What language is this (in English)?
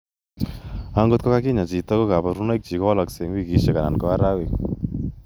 Kalenjin